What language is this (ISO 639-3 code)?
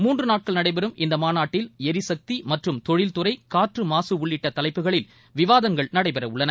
tam